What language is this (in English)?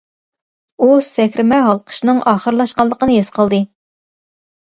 Uyghur